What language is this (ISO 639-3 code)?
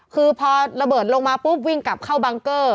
tha